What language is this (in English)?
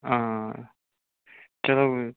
Kashmiri